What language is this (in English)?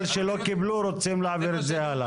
Hebrew